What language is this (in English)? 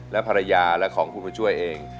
Thai